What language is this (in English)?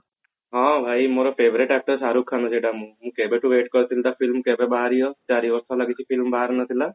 Odia